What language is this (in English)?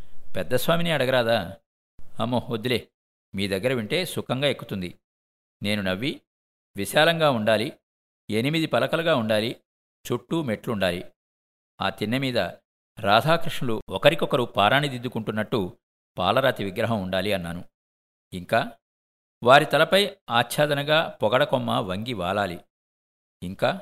Telugu